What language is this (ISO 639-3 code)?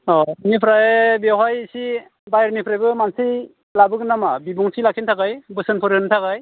brx